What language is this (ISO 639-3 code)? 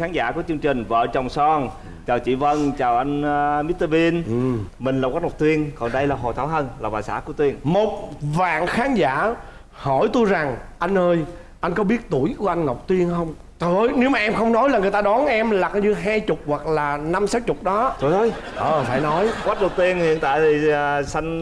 vie